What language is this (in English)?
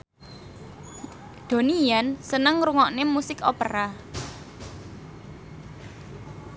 Javanese